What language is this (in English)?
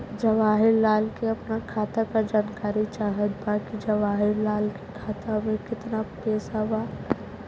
Bhojpuri